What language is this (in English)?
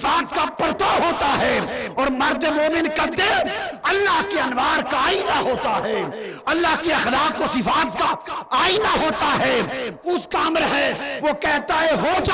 Urdu